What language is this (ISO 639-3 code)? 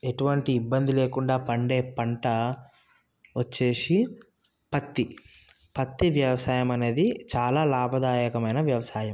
tel